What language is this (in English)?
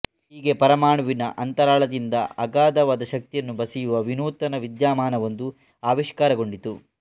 Kannada